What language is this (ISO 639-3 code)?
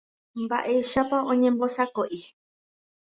grn